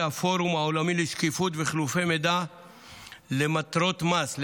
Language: Hebrew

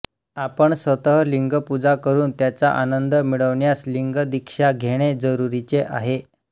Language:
Marathi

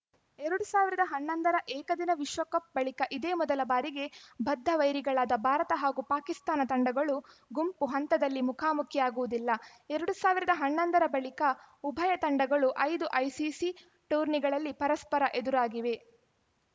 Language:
Kannada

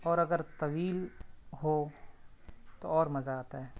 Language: Urdu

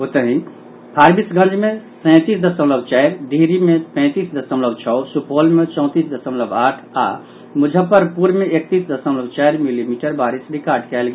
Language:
Maithili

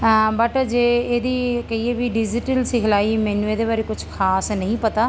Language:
Punjabi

